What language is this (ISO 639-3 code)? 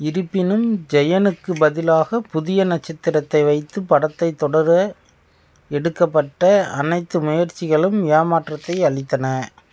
tam